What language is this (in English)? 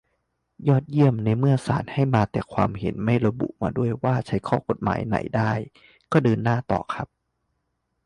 Thai